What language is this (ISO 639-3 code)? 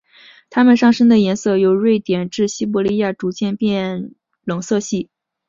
zho